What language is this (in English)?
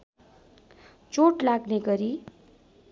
Nepali